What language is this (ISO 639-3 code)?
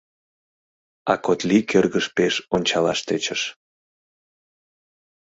chm